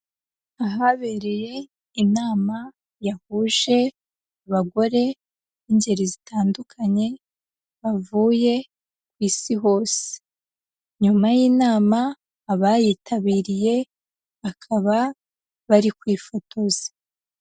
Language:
Kinyarwanda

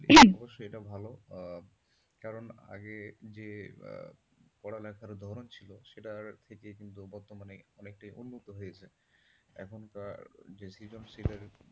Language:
Bangla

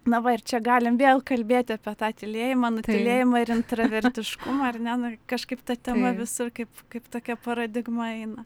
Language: Lithuanian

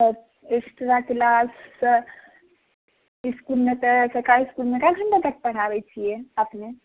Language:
Maithili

